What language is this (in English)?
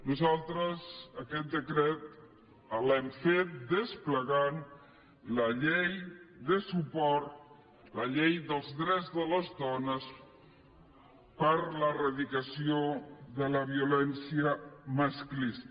Catalan